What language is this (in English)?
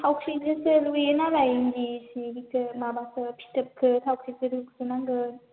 Bodo